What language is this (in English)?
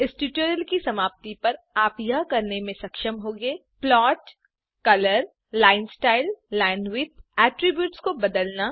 Hindi